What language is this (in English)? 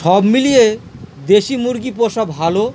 Bangla